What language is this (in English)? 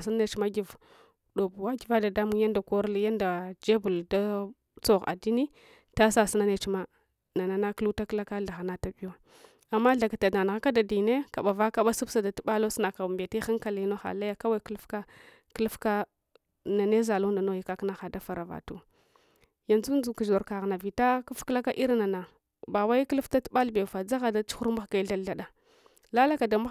Hwana